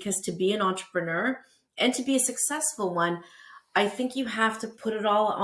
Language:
English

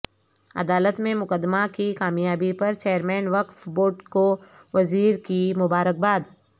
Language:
Urdu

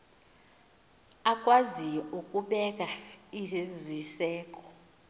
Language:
Xhosa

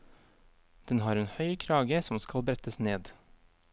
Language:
Norwegian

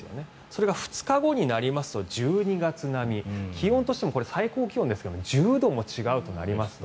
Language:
Japanese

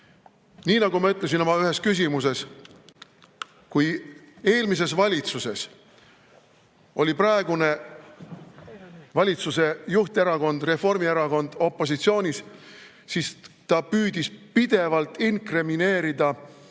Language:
Estonian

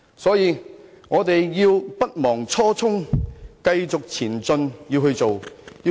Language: Cantonese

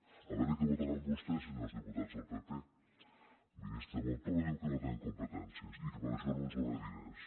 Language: Catalan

